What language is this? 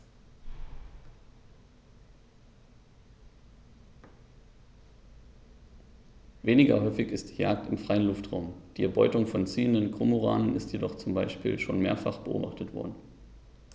German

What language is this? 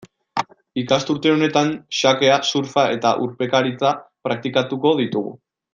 Basque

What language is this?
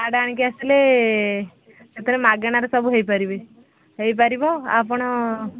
Odia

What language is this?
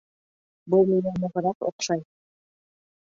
Bashkir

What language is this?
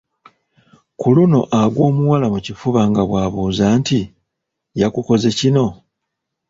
Ganda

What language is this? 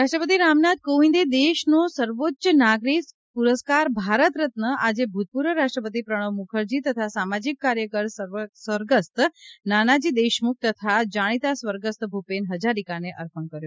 Gujarati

